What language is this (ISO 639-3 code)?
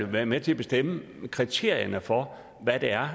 dan